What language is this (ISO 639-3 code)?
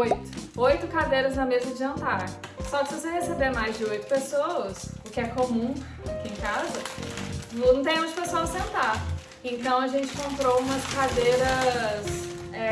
por